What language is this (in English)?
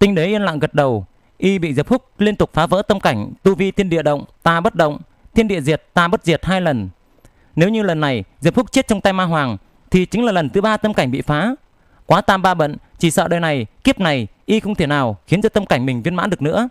Vietnamese